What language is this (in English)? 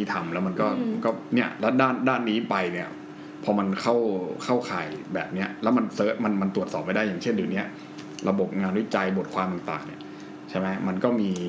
Thai